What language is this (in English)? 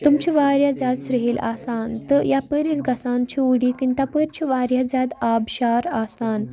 Kashmiri